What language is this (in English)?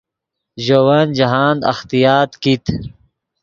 Yidgha